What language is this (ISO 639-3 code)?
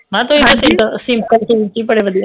pan